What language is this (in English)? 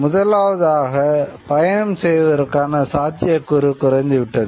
Tamil